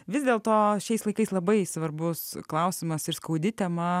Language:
Lithuanian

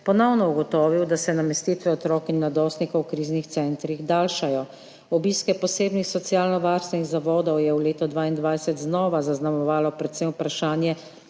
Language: Slovenian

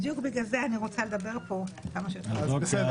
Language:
Hebrew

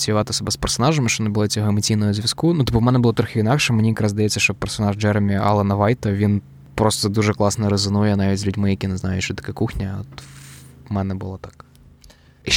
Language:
Ukrainian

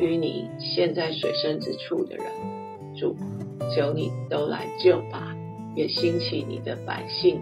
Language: Chinese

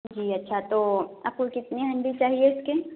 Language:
Urdu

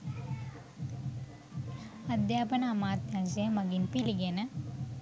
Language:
Sinhala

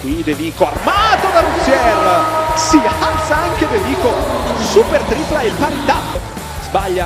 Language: Italian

